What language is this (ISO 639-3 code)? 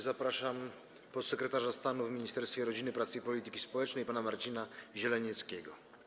pol